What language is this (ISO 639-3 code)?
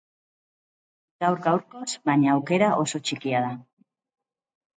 eus